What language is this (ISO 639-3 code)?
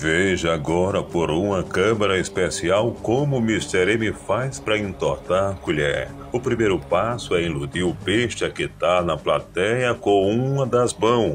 por